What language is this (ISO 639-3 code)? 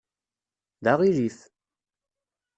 kab